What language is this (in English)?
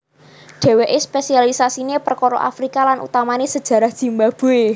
Javanese